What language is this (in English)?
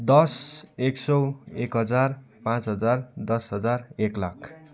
Nepali